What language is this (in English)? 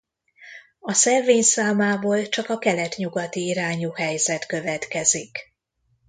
Hungarian